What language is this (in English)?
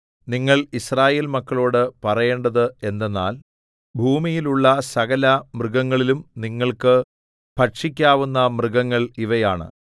Malayalam